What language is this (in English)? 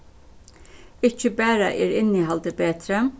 Faroese